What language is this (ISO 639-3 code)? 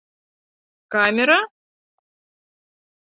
bak